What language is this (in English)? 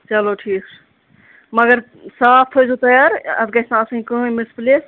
Kashmiri